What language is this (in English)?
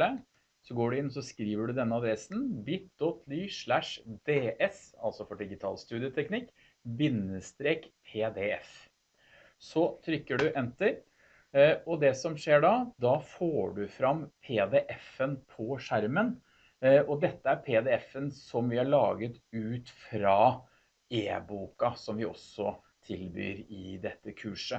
Norwegian